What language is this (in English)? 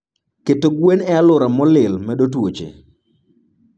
Luo (Kenya and Tanzania)